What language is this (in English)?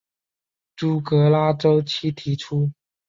Chinese